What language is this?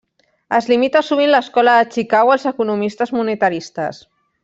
Catalan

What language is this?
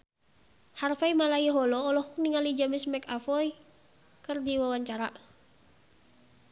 Sundanese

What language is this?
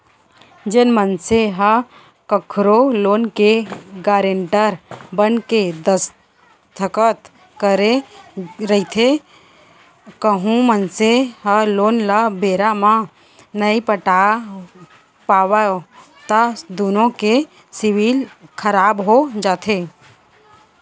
Chhattisgarhi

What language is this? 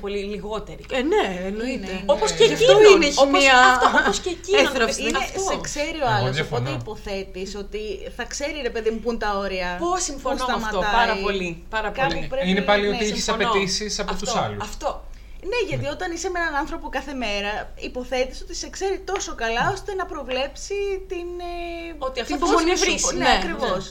Greek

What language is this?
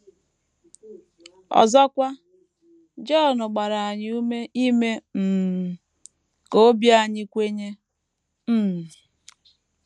Igbo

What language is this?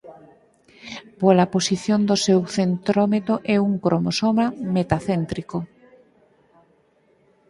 Galician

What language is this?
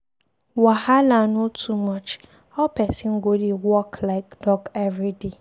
Nigerian Pidgin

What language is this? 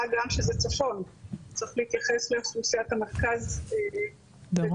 Hebrew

